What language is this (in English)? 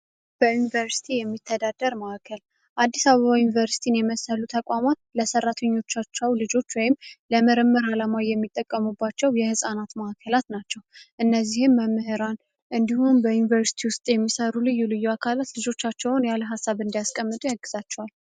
Amharic